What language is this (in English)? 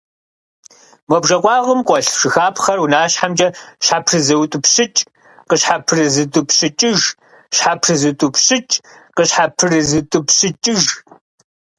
Kabardian